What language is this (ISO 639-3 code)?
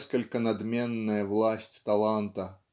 rus